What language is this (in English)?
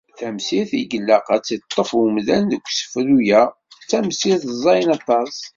Kabyle